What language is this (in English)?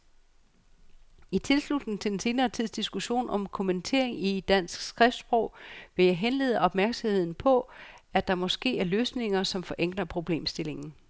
Danish